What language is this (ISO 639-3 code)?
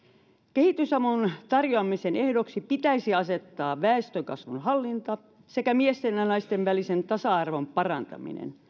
fin